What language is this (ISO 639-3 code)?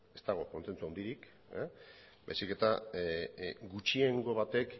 eus